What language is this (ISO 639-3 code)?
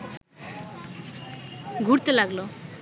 ben